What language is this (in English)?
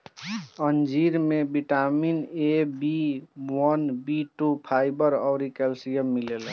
Bhojpuri